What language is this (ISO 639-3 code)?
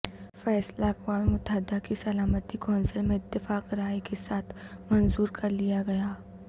urd